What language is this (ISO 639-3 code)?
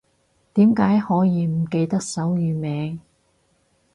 yue